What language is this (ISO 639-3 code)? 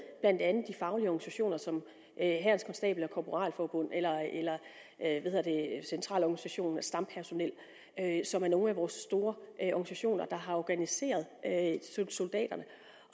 dan